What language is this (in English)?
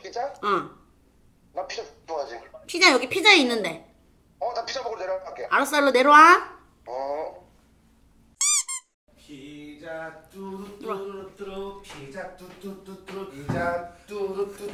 Korean